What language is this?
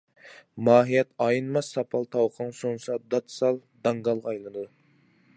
Uyghur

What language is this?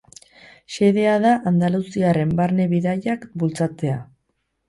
Basque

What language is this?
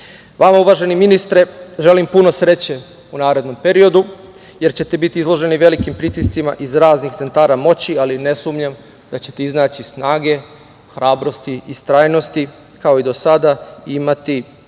Serbian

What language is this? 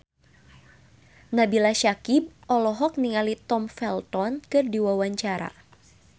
Sundanese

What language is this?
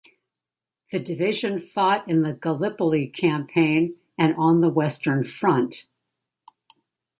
English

